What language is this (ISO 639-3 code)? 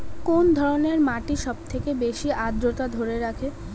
ben